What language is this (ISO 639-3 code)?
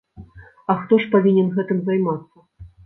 bel